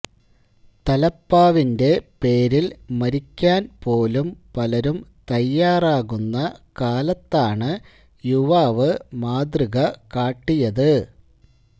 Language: Malayalam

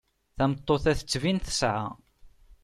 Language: Kabyle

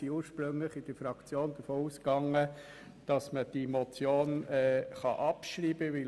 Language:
Swiss German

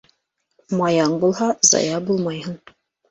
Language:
Bashkir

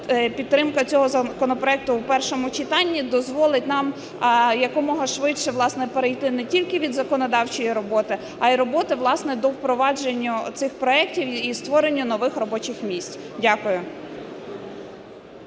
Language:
Ukrainian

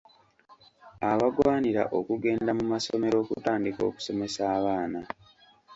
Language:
Ganda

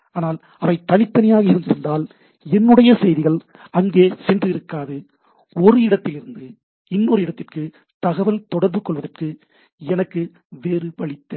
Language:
Tamil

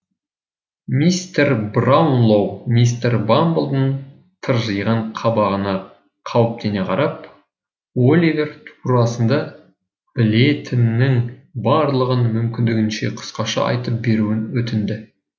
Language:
Kazakh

